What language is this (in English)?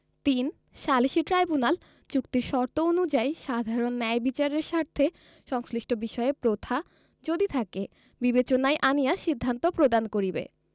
Bangla